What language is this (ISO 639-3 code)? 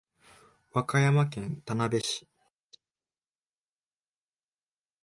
jpn